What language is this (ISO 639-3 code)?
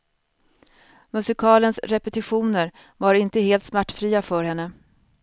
swe